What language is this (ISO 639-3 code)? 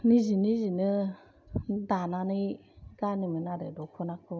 brx